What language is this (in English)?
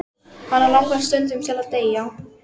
Icelandic